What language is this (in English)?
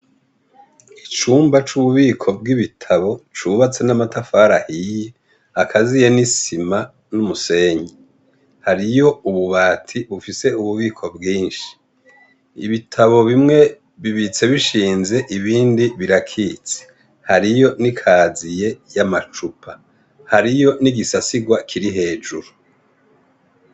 Rundi